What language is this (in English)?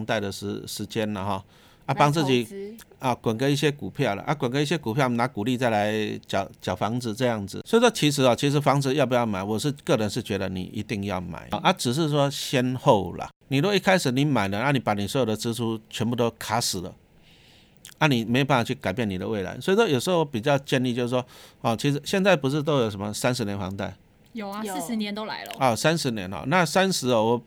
Chinese